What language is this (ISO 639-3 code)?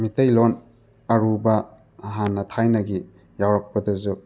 mni